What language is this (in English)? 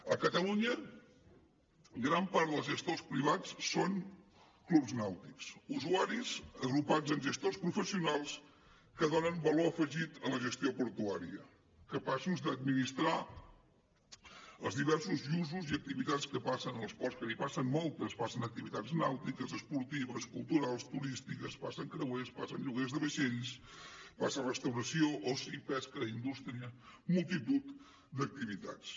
Catalan